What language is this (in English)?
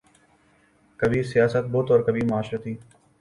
Urdu